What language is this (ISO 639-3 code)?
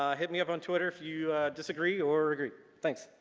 eng